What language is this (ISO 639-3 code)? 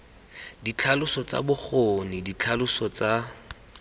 tsn